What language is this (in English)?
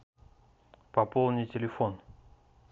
Russian